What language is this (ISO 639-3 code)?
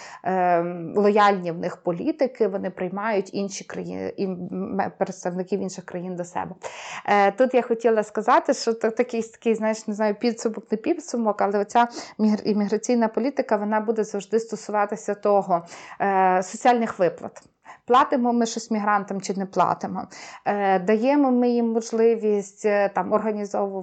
ukr